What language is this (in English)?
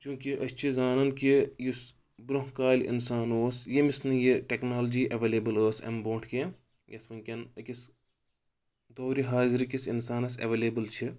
Kashmiri